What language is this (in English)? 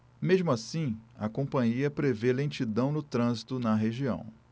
Portuguese